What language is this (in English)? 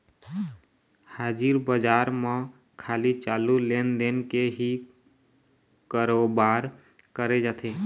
Chhattisgarhi